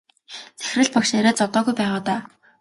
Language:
Mongolian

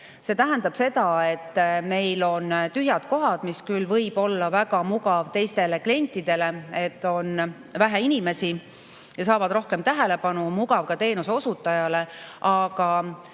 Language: Estonian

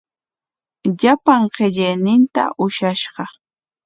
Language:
Corongo Ancash Quechua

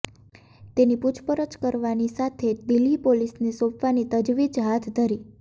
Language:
Gujarati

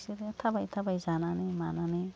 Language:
Bodo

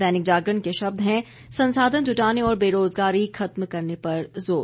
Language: Hindi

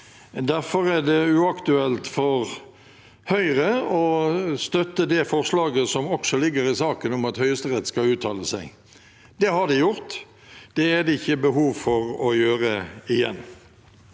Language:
Norwegian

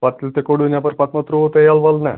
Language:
Kashmiri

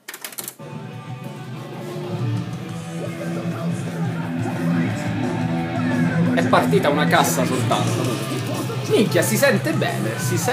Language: Italian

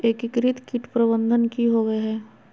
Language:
Magahi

